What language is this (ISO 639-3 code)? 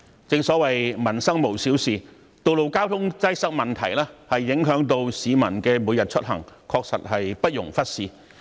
yue